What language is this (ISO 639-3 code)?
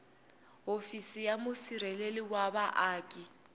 tso